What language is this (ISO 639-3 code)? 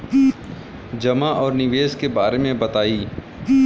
bho